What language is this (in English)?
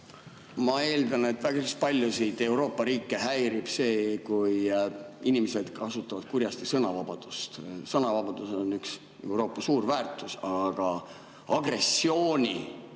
Estonian